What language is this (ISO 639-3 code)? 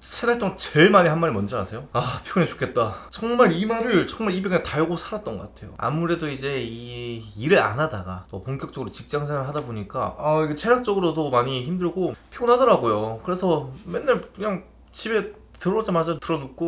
kor